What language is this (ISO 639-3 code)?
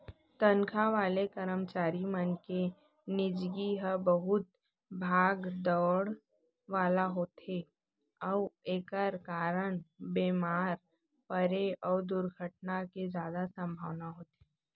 hne